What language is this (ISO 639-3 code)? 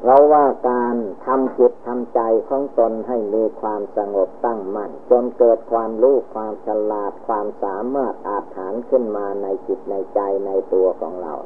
tha